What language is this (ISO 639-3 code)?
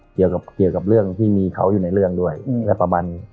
tha